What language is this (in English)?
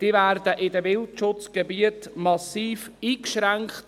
Swiss German